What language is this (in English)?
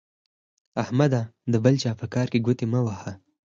Pashto